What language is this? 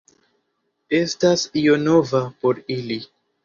Esperanto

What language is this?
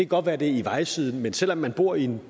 Danish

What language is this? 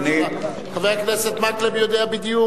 Hebrew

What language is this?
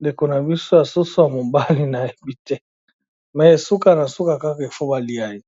Lingala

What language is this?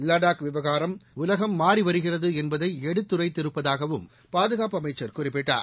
Tamil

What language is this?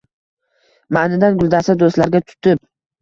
Uzbek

